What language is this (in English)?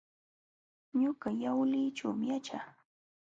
Jauja Wanca Quechua